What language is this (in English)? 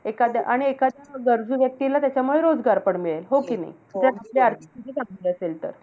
Marathi